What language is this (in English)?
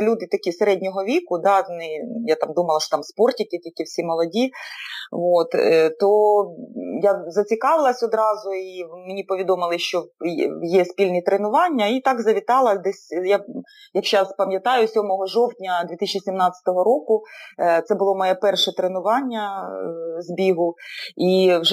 Ukrainian